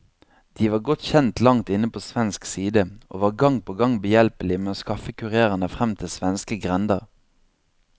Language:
Norwegian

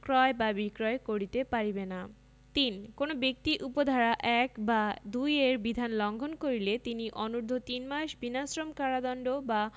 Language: Bangla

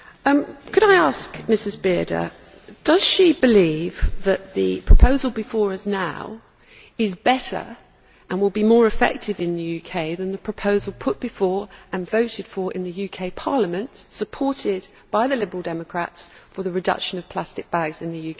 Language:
English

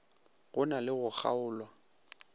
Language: Northern Sotho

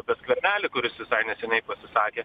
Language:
Lithuanian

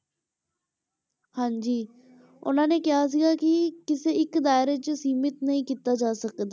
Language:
Punjabi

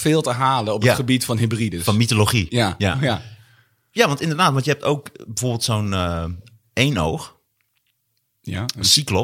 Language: Dutch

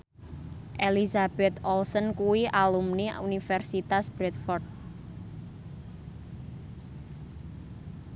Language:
Javanese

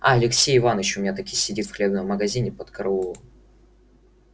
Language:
Russian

